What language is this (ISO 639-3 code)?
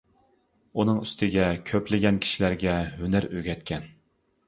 uig